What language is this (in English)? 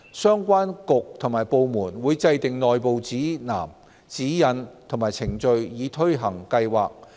Cantonese